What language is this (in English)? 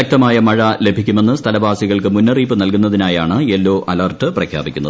Malayalam